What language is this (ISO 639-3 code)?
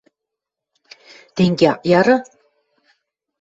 mrj